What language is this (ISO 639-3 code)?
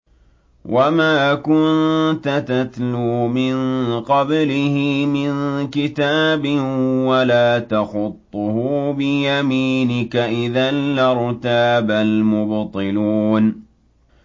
ara